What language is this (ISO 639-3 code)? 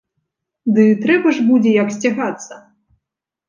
bel